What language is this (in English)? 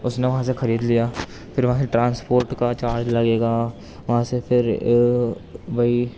Urdu